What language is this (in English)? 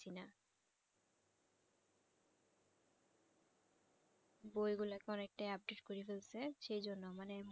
Bangla